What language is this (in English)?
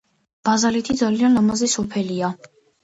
Georgian